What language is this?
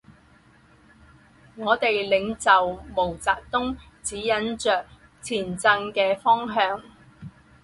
Chinese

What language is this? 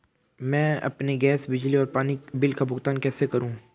Hindi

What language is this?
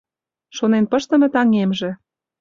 Mari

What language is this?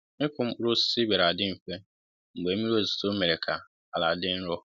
Igbo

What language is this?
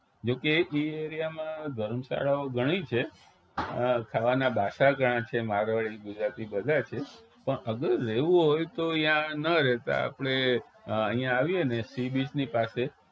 Gujarati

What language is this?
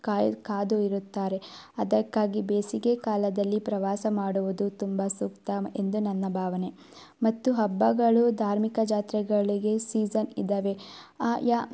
Kannada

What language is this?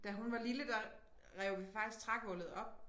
Danish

